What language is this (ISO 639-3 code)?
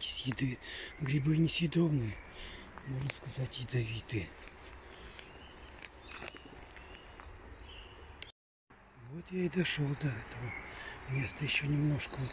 rus